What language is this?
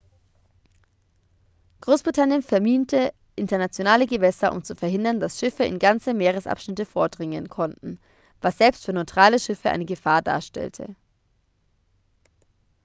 German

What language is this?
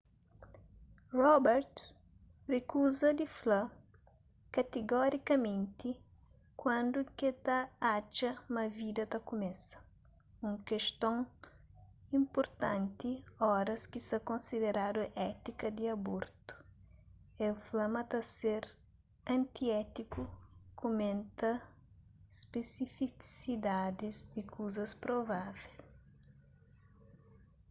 Kabuverdianu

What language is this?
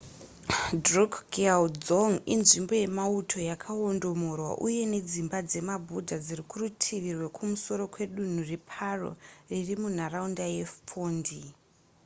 Shona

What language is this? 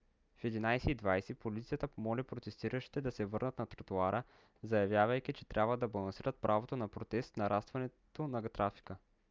Bulgarian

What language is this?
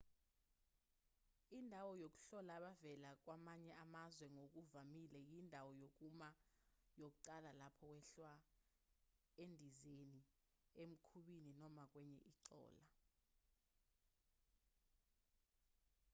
Zulu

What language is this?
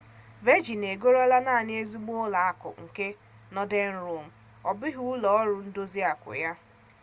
Igbo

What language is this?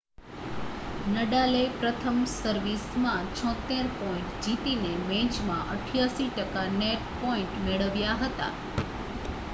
Gujarati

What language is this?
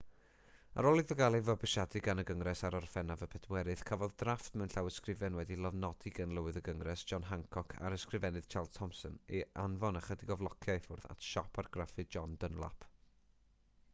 Welsh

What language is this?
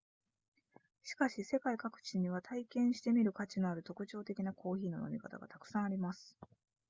Japanese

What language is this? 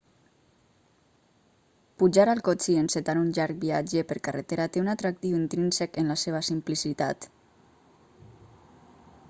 Catalan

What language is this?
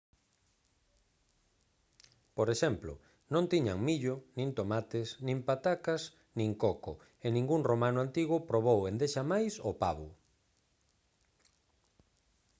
Galician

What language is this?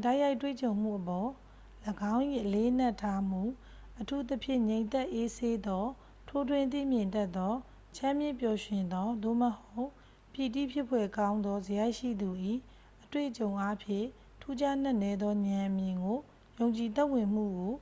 Burmese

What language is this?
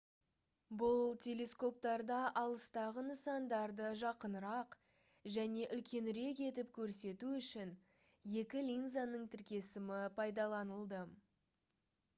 Kazakh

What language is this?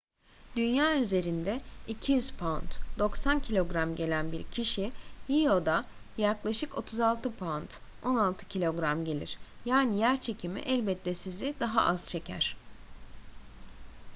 Turkish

